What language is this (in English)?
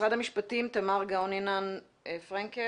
Hebrew